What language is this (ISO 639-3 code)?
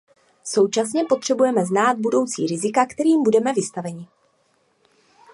ces